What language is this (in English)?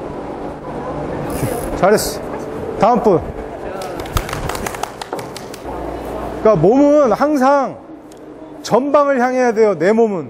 Korean